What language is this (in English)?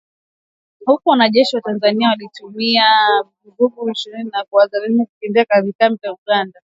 Swahili